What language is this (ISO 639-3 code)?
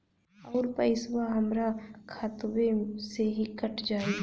bho